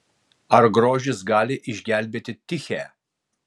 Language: Lithuanian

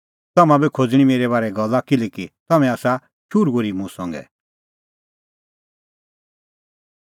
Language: Kullu Pahari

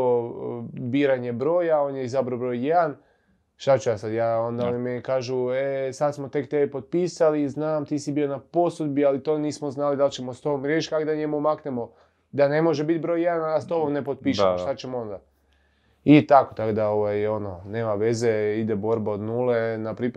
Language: Croatian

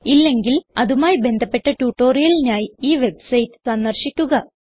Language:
Malayalam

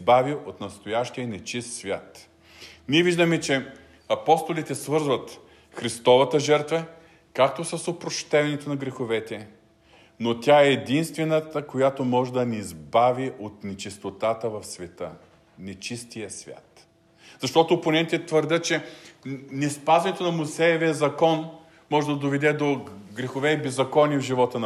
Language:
Bulgarian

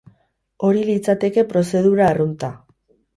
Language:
Basque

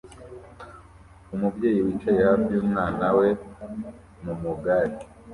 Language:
Kinyarwanda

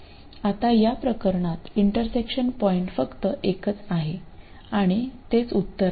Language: Marathi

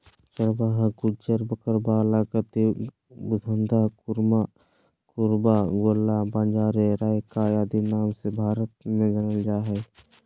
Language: Magahi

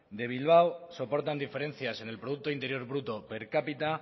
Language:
Spanish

